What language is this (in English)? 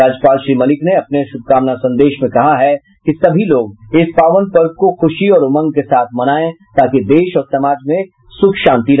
Hindi